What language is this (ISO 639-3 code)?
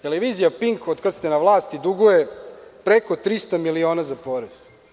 srp